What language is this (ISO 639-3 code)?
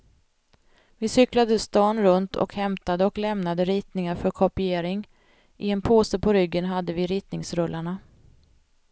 swe